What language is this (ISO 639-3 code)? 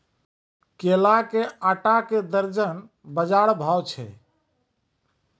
mai